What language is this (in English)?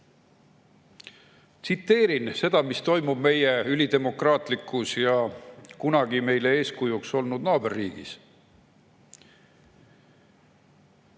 Estonian